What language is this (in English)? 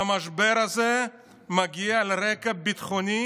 Hebrew